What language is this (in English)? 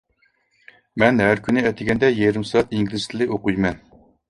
Uyghur